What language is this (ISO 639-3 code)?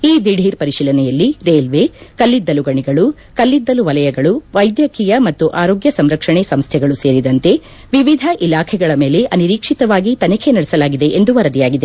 kan